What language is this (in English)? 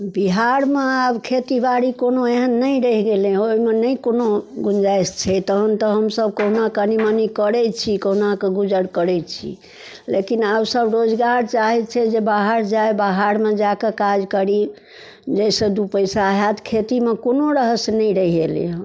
Maithili